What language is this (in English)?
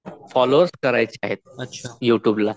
Marathi